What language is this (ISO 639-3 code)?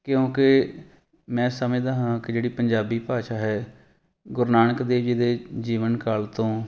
pan